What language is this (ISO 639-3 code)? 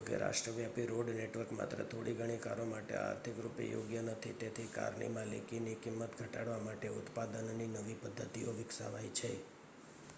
guj